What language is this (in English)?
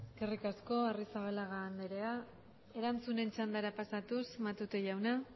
Basque